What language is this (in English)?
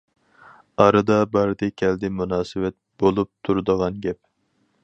Uyghur